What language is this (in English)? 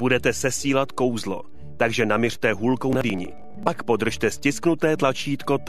Czech